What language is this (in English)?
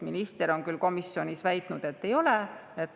Estonian